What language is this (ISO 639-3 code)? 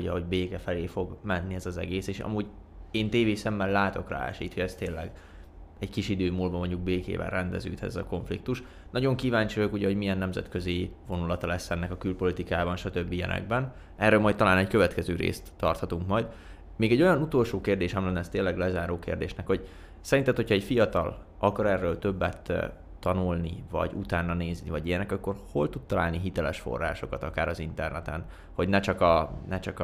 hun